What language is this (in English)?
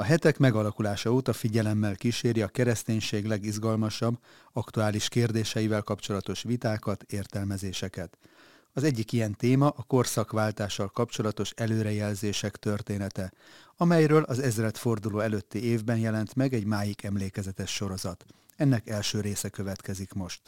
Hungarian